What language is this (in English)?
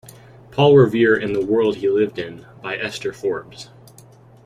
English